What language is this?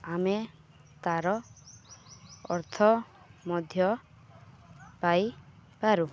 Odia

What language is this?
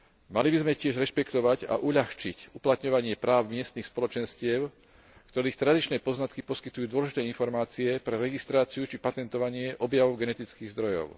Slovak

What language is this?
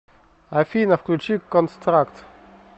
Russian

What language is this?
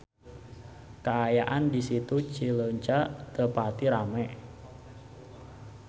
Sundanese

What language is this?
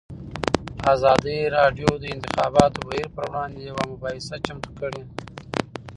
Pashto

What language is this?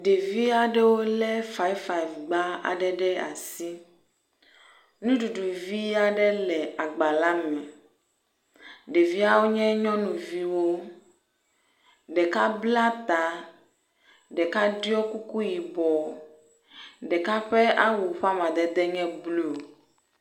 Ewe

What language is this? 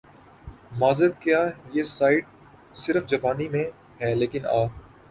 Urdu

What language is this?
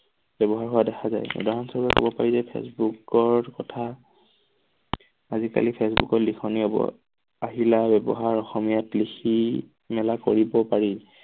Assamese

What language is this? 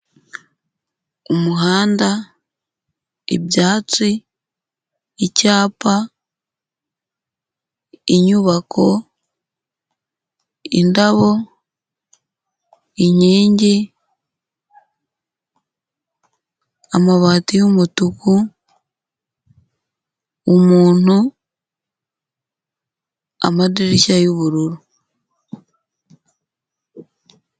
Kinyarwanda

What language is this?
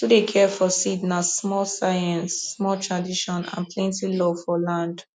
Nigerian Pidgin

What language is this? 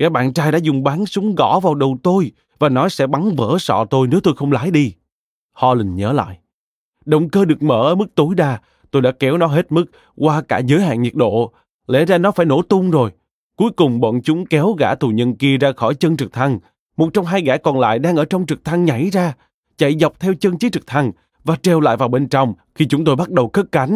Vietnamese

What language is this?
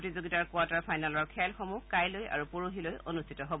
Assamese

